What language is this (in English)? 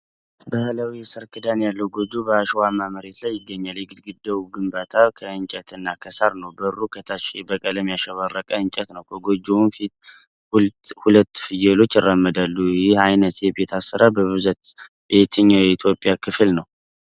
Amharic